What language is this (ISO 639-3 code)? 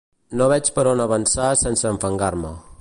cat